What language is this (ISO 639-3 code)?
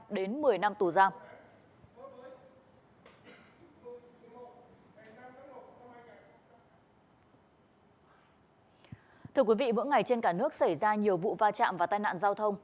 vie